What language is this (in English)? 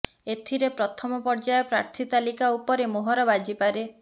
Odia